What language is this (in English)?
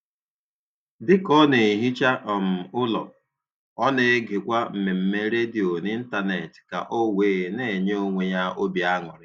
Igbo